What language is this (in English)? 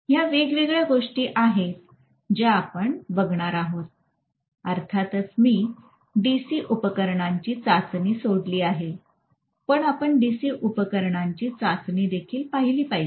Marathi